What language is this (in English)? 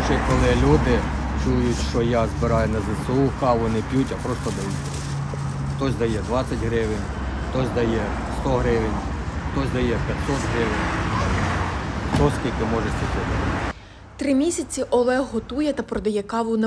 Ukrainian